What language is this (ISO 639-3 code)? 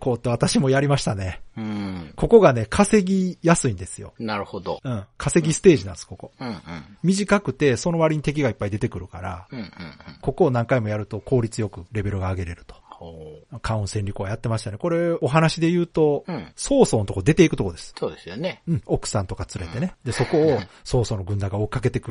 jpn